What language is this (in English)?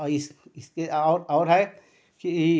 Hindi